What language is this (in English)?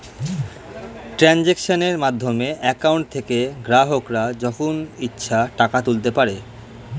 Bangla